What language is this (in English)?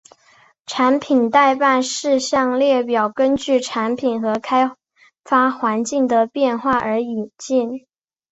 Chinese